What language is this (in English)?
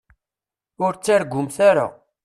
Kabyle